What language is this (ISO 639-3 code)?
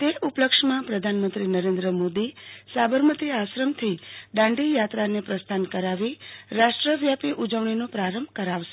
guj